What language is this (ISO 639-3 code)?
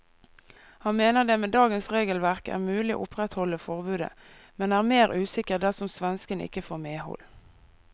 nor